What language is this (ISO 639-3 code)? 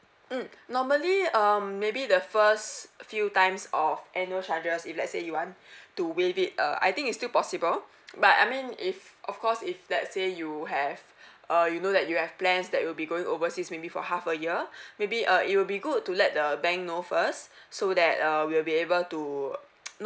eng